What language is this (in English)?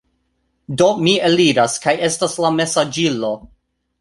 Esperanto